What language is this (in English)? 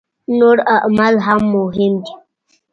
Pashto